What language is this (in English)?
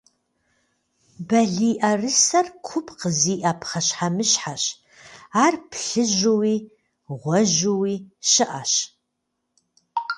Kabardian